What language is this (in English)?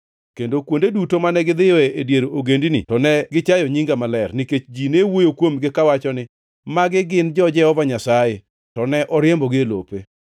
Luo (Kenya and Tanzania)